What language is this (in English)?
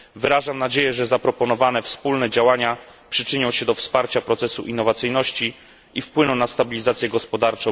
Polish